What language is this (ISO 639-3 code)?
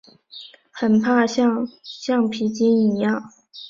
zho